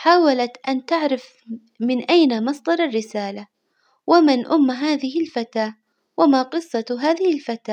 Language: Hijazi Arabic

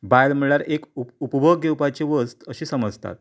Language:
Konkani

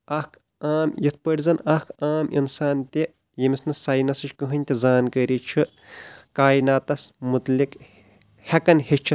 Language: Kashmiri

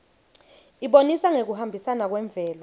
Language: Swati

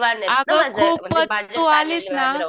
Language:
Marathi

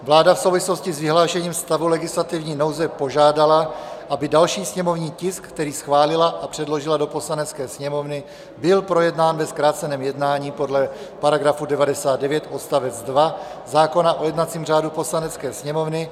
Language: Czech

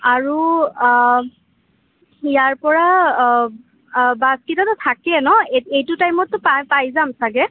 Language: Assamese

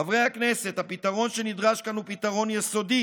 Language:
Hebrew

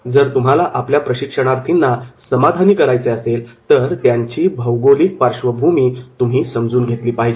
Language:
Marathi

